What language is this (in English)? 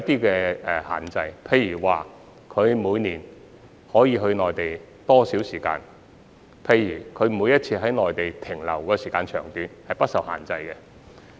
Cantonese